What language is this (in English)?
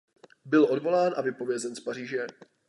Czech